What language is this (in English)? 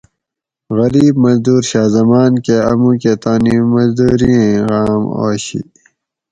Gawri